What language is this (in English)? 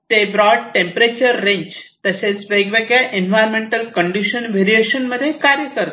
Marathi